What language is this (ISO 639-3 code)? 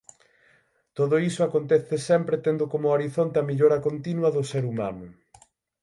glg